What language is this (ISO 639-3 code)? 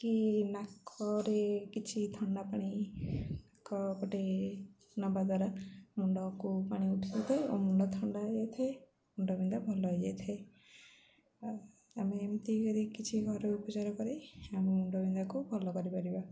ori